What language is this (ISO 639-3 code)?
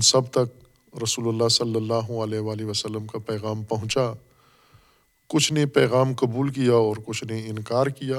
urd